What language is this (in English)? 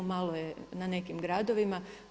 Croatian